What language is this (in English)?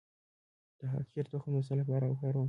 Pashto